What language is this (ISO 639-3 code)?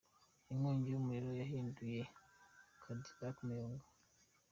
kin